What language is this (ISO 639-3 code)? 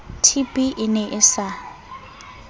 sot